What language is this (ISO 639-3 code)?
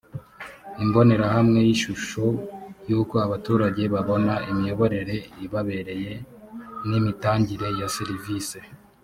kin